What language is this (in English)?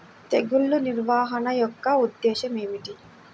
Telugu